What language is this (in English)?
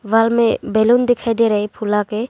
Hindi